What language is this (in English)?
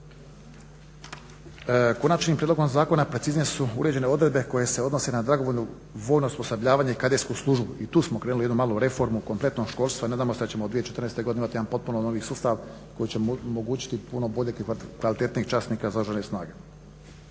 Croatian